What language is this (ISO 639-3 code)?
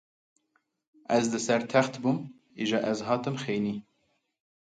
kur